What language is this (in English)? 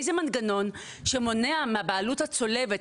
Hebrew